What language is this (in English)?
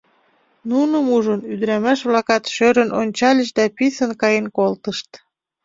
Mari